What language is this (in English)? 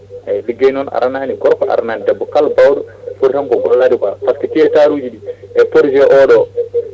Fula